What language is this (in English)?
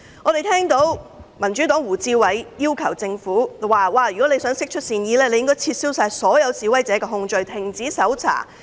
Cantonese